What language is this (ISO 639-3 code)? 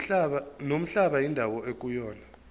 zul